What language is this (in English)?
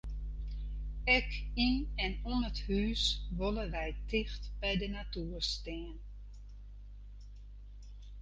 Western Frisian